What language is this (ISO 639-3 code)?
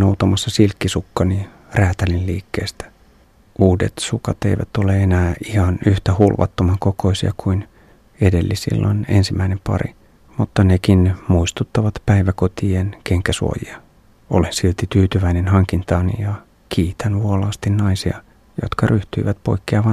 fin